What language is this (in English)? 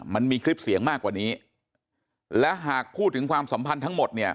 Thai